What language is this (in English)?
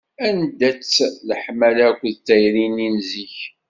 Kabyle